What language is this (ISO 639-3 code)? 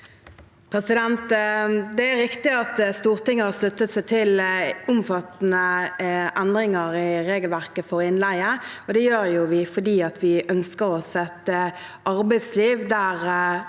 nor